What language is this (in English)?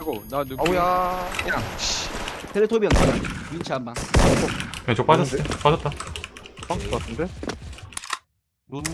Korean